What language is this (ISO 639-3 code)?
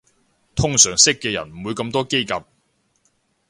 yue